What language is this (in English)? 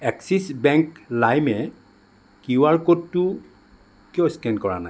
Assamese